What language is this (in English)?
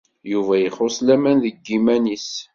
Kabyle